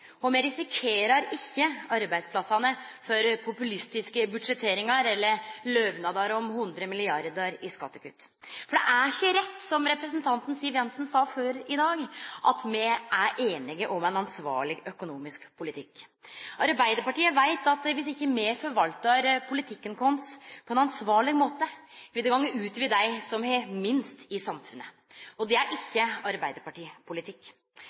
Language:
Norwegian Nynorsk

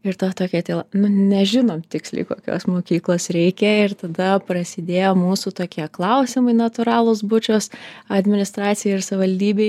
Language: Lithuanian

